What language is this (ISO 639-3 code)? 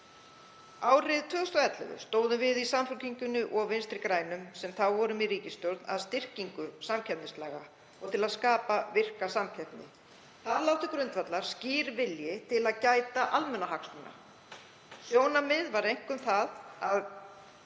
isl